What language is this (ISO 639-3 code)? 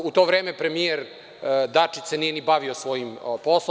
srp